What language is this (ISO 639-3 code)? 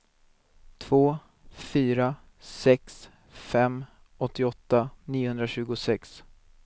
swe